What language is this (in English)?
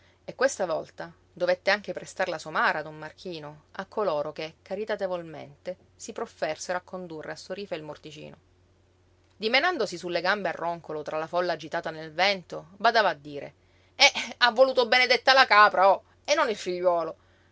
Italian